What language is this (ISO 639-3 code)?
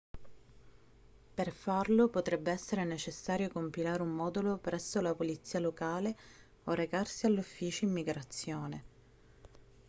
ita